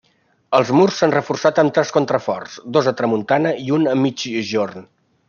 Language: Catalan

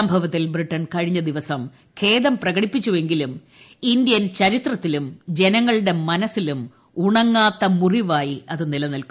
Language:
Malayalam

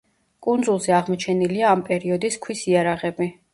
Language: Georgian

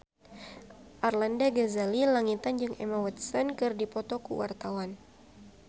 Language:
Sundanese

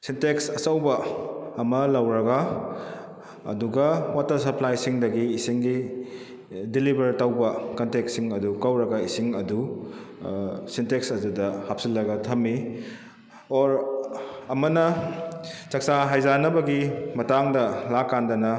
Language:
Manipuri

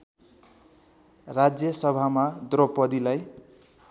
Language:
Nepali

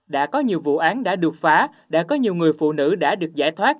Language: Vietnamese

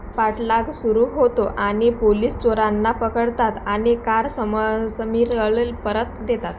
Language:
Marathi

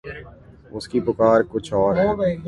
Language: Urdu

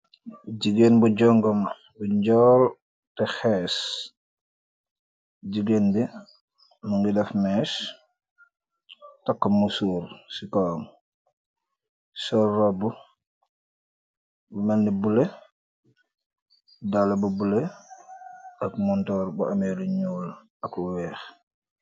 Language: Wolof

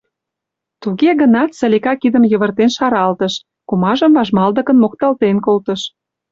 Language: Mari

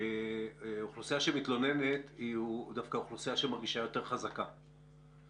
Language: Hebrew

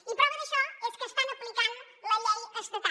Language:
Catalan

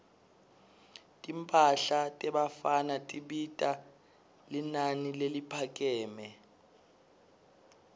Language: Swati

